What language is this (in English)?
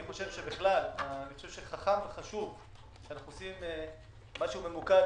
Hebrew